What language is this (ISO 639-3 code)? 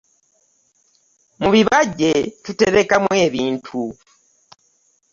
lug